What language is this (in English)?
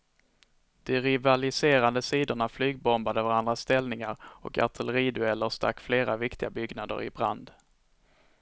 Swedish